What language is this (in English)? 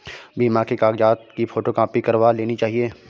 Hindi